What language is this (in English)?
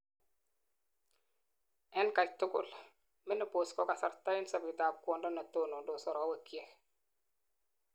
Kalenjin